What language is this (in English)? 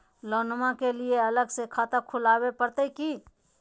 Magahi